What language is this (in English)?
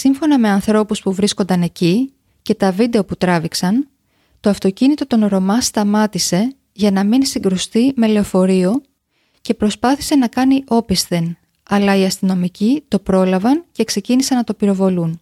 Greek